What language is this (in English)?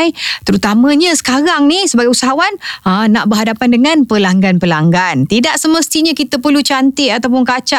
Malay